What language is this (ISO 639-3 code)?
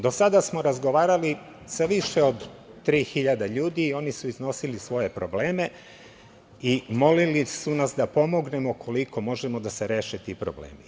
srp